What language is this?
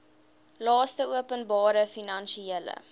Afrikaans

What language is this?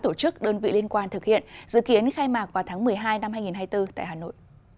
Vietnamese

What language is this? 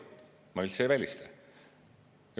Estonian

